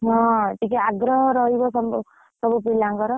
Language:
Odia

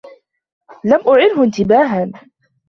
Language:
Arabic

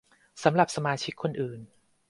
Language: Thai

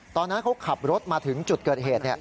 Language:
Thai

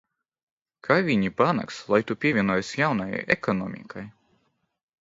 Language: Latvian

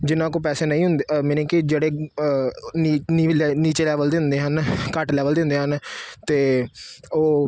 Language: Punjabi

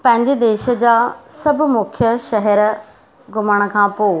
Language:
Sindhi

